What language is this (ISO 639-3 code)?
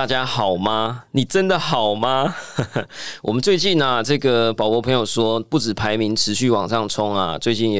zho